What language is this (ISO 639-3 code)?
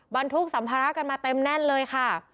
tha